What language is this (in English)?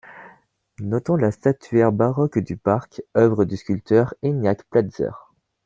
French